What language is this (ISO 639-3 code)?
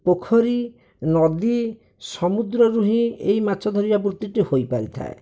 ori